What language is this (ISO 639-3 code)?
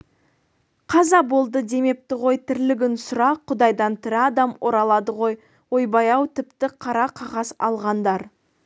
kaz